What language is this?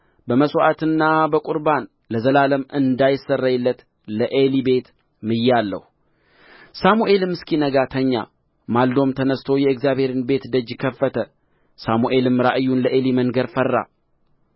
Amharic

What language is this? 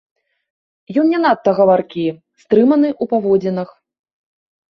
Belarusian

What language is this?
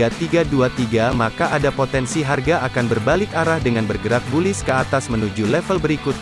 Indonesian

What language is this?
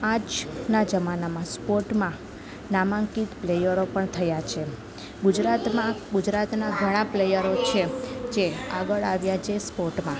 Gujarati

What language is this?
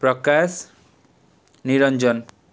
Odia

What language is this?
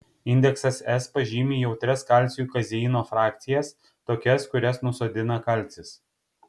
Lithuanian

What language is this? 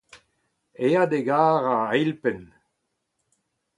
Breton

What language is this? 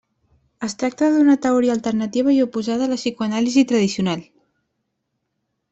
Catalan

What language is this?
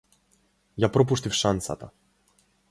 Macedonian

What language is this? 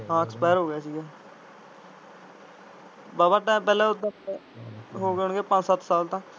Punjabi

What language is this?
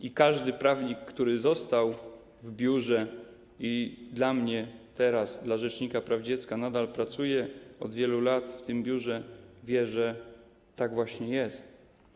Polish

